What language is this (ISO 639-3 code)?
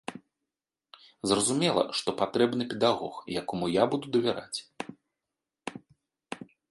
bel